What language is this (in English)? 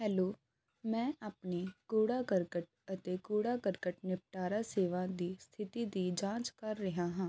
Punjabi